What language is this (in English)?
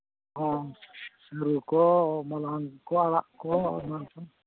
Santali